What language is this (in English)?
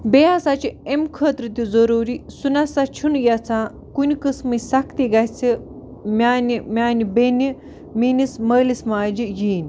Kashmiri